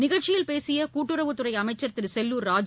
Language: Tamil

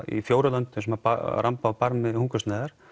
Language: Icelandic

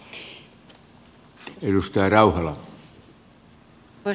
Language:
Finnish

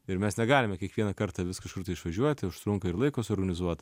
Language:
Lithuanian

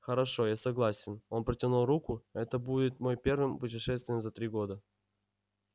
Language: Russian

